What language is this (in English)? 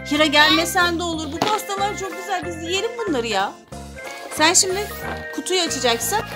Turkish